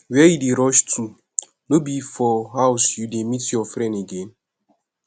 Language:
Nigerian Pidgin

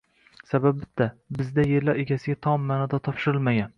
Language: Uzbek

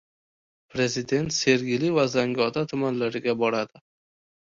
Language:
Uzbek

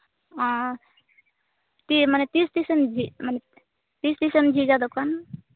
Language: Santali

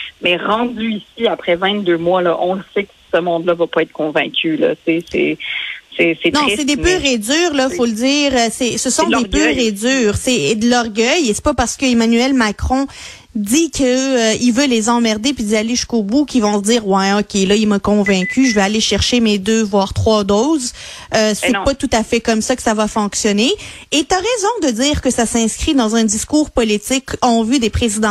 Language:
French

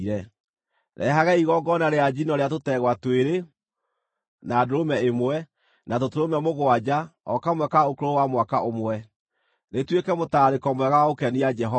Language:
Kikuyu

